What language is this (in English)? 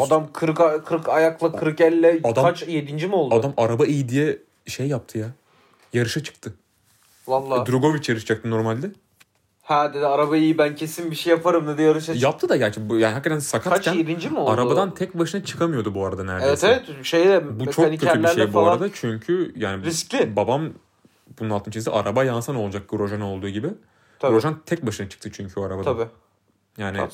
Turkish